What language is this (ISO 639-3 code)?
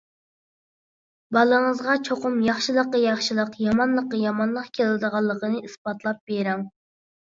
uig